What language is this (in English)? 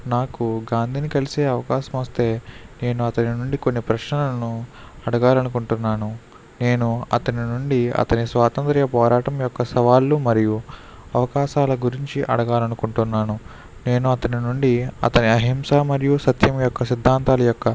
Telugu